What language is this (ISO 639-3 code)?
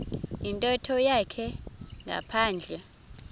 xho